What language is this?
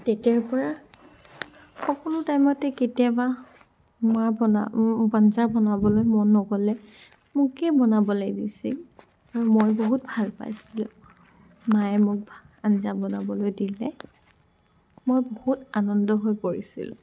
Assamese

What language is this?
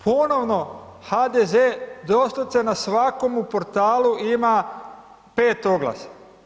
Croatian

